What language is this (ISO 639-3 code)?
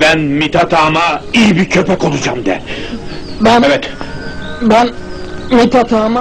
tur